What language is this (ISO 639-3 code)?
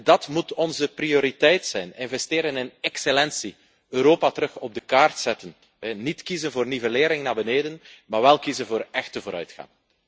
nld